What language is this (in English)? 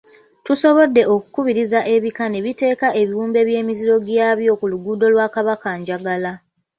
Ganda